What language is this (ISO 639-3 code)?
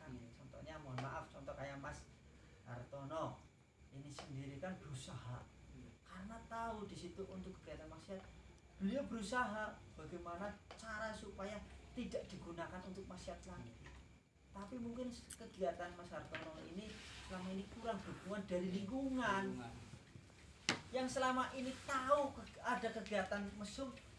ind